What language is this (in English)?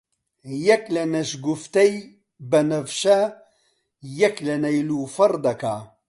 Central Kurdish